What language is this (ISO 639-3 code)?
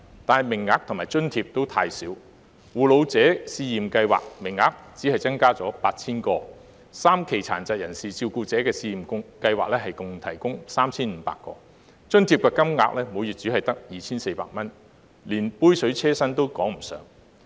yue